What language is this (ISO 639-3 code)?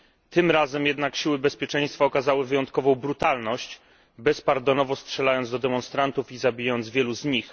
pol